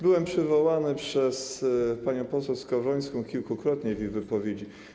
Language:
Polish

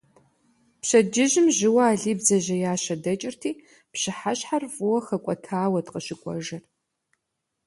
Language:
Kabardian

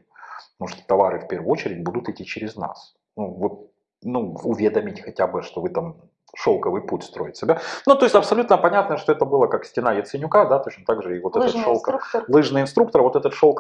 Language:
Russian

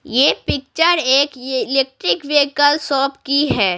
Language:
Hindi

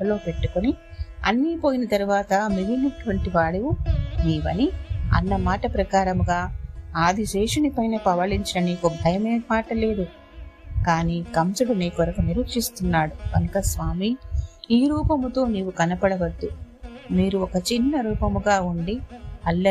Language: Telugu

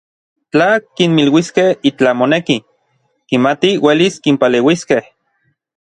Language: Orizaba Nahuatl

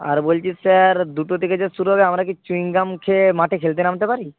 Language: Bangla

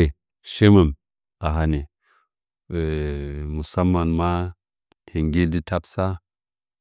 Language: Nzanyi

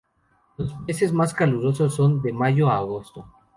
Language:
Spanish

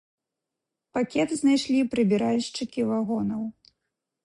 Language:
Belarusian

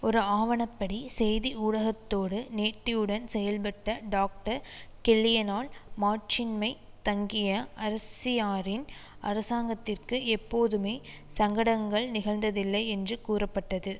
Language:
Tamil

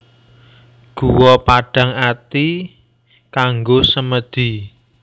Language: Javanese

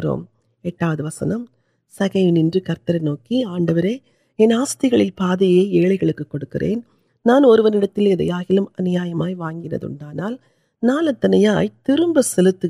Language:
Urdu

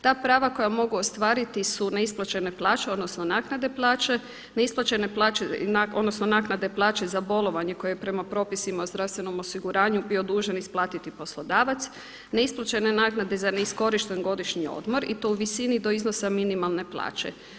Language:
Croatian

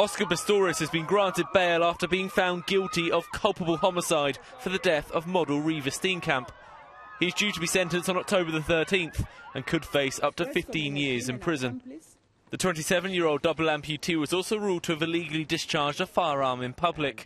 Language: English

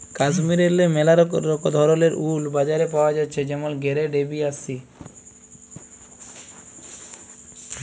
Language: Bangla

